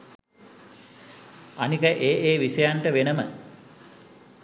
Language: Sinhala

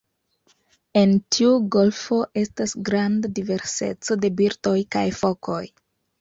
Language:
Esperanto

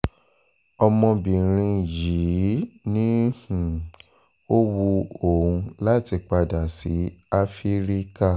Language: Yoruba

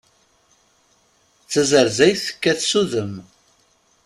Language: Kabyle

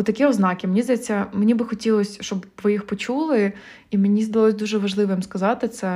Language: Ukrainian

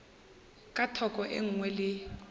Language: Northern Sotho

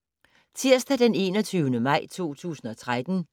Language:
Danish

